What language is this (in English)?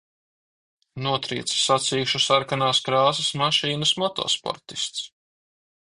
Latvian